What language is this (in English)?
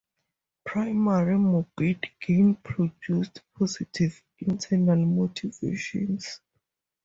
English